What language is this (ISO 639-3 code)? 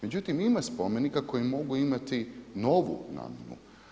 hrv